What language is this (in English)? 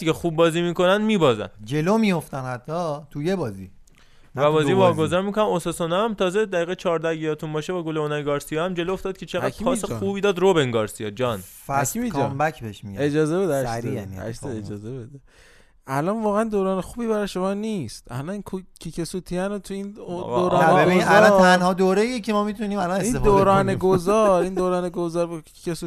Persian